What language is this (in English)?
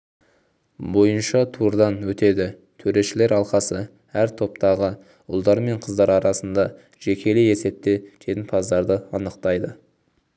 Kazakh